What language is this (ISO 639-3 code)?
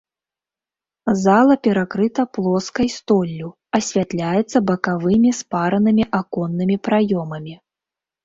bel